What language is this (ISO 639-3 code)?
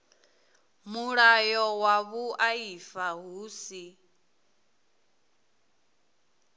ven